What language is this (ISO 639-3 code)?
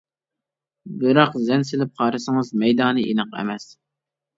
uig